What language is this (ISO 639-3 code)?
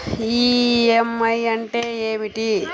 tel